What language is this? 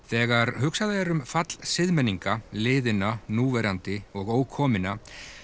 Icelandic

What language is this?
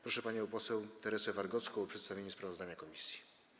Polish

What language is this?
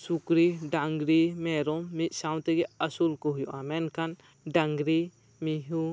Santali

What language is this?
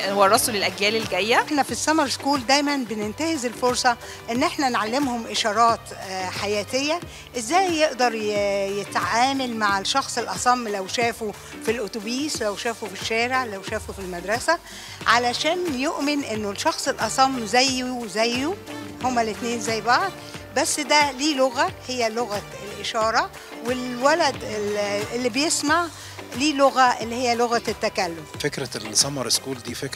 Arabic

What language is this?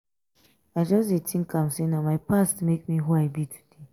Nigerian Pidgin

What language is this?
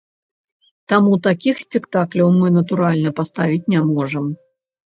Belarusian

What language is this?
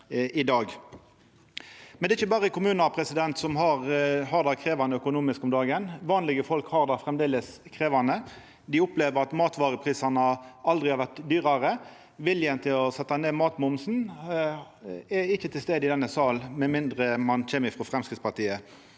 Norwegian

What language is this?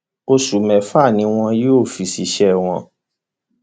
Yoruba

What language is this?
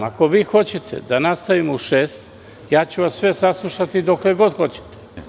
Serbian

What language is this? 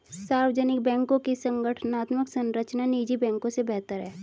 Hindi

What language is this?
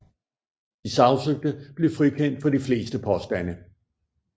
Danish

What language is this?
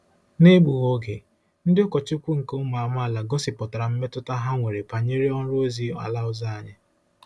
Igbo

